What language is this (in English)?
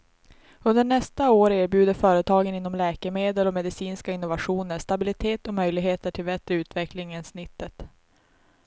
Swedish